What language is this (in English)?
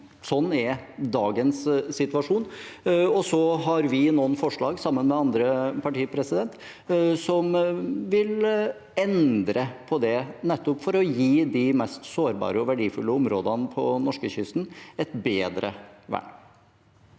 Norwegian